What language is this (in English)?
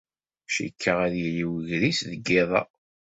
Kabyle